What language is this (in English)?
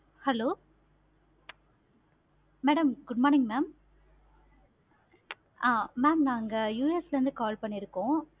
Tamil